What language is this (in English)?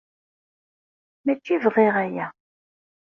Kabyle